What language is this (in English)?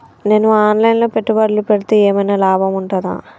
Telugu